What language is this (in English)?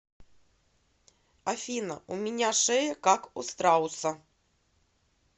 Russian